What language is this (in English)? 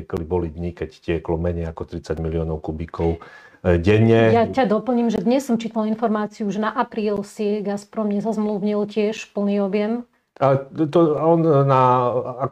Slovak